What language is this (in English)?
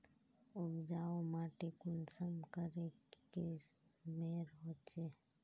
Magahi